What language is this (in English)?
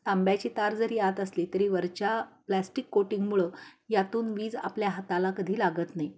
Marathi